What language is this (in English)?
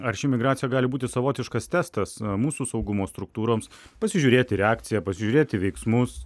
Lithuanian